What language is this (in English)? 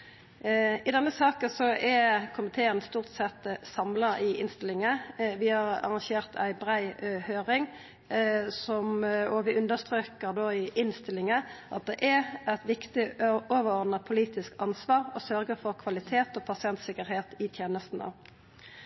Norwegian Nynorsk